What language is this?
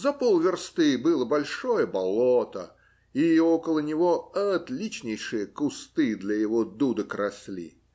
Russian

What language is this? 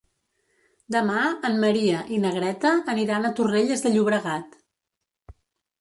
Catalan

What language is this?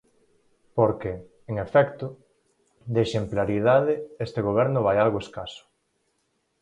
Galician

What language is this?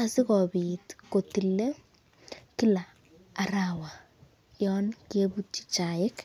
Kalenjin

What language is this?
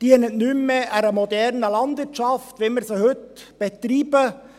Swiss German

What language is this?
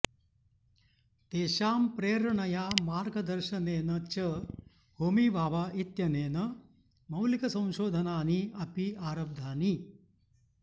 Sanskrit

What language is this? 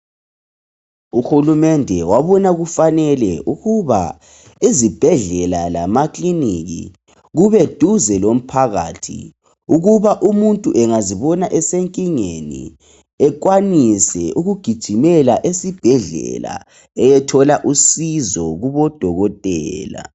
North Ndebele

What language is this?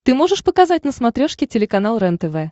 Russian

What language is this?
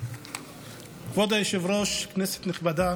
Hebrew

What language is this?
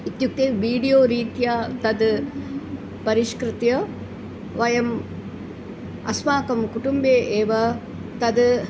Sanskrit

